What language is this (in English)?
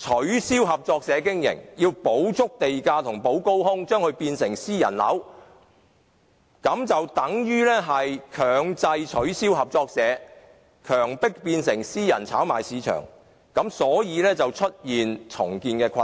Cantonese